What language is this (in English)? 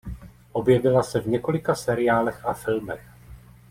Czech